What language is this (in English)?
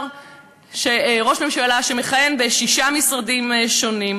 Hebrew